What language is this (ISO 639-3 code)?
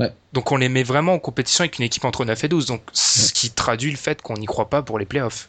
fra